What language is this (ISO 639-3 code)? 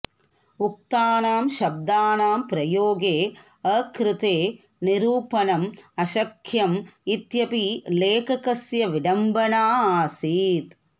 san